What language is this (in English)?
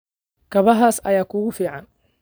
Somali